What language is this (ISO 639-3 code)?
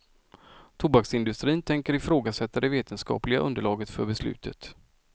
swe